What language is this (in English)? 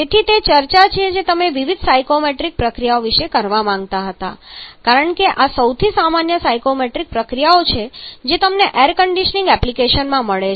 Gujarati